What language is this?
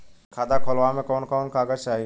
Bhojpuri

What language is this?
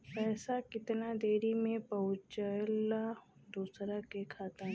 Bhojpuri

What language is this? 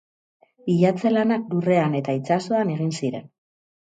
Basque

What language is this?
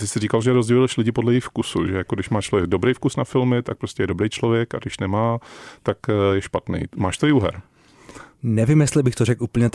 Czech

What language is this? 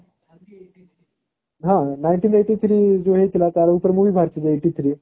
Odia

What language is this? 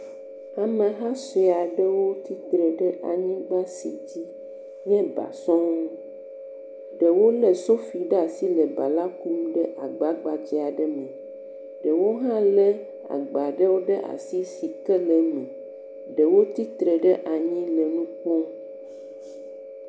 Ewe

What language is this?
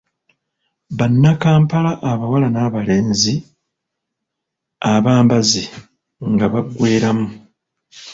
Ganda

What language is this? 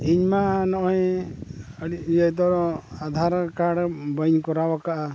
Santali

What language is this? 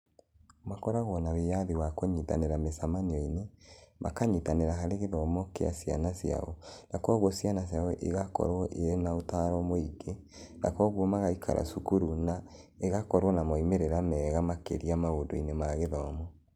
Kikuyu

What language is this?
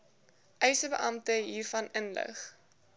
Afrikaans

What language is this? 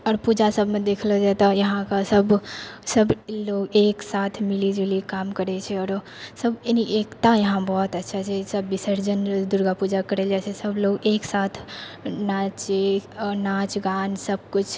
Maithili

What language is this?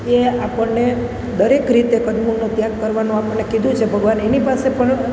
Gujarati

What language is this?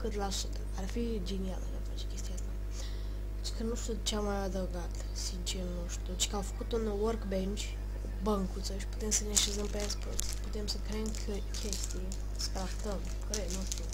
Romanian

